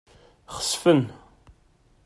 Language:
Kabyle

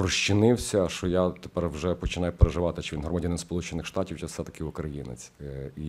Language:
Ukrainian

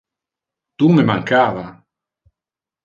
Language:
Interlingua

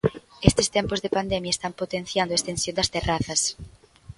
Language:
Galician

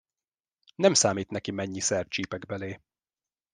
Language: Hungarian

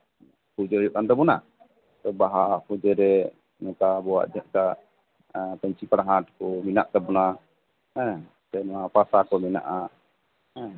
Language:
Santali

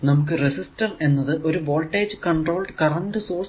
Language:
Malayalam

